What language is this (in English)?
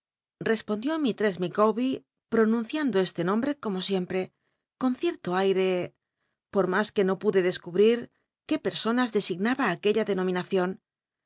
Spanish